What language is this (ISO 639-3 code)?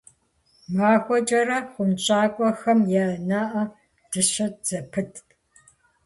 kbd